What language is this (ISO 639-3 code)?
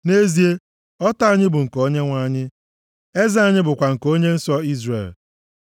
ibo